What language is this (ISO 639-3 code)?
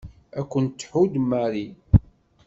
kab